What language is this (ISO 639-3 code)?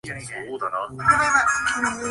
jpn